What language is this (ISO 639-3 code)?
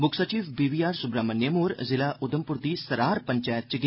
doi